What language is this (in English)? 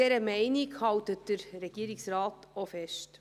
Swiss German